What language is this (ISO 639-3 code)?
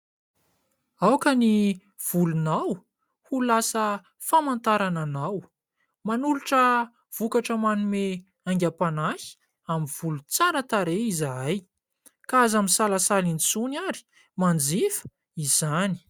mlg